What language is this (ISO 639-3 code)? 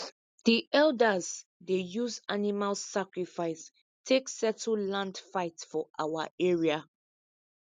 pcm